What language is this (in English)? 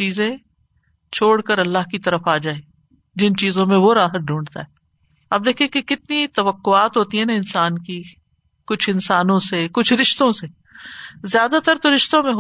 Urdu